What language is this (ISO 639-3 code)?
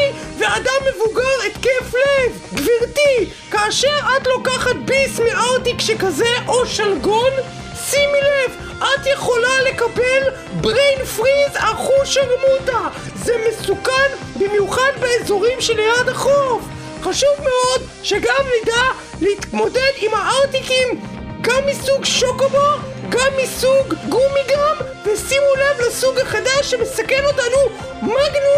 heb